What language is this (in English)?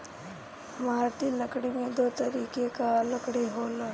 Bhojpuri